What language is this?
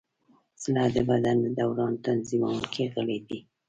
Pashto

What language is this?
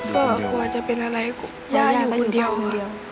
Thai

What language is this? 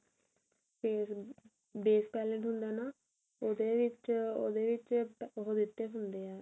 Punjabi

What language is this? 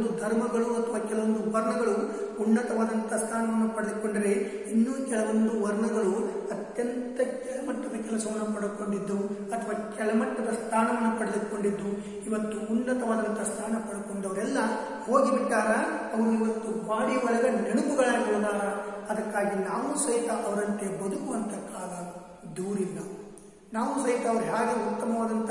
Romanian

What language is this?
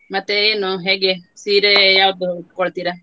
Kannada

